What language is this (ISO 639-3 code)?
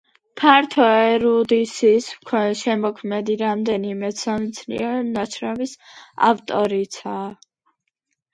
kat